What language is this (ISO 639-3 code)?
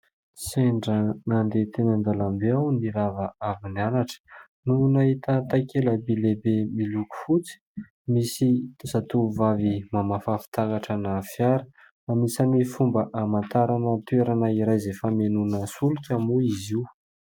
mlg